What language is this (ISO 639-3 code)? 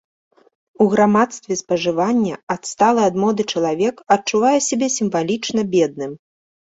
bel